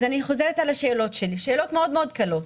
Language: Hebrew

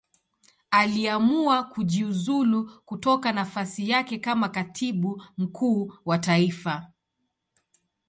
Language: Swahili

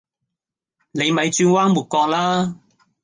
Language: Cantonese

